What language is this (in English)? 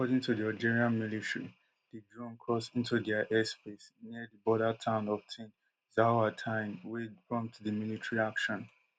Nigerian Pidgin